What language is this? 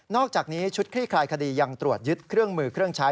Thai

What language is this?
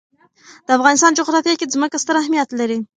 Pashto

